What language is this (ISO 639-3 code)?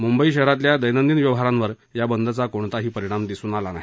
mar